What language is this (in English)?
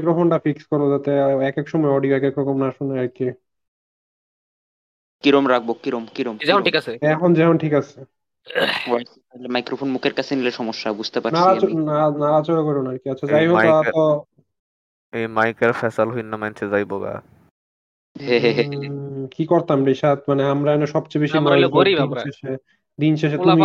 Bangla